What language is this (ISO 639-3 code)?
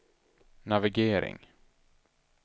swe